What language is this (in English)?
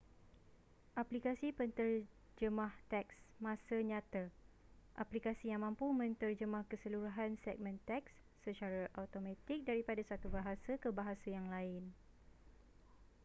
Malay